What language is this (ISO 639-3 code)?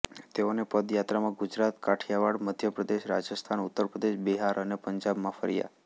guj